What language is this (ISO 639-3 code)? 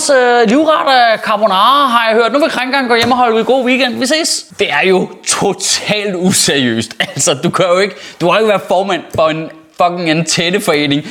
dan